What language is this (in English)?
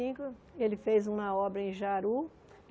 Portuguese